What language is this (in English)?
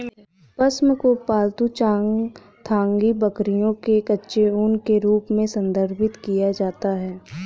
Hindi